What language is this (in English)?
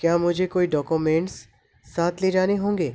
Urdu